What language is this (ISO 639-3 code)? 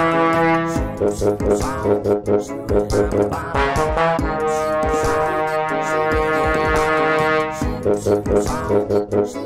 ara